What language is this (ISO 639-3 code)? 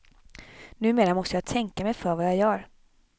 swe